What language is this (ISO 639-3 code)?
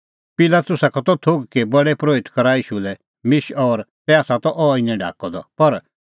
kfx